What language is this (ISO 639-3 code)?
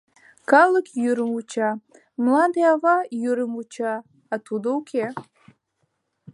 chm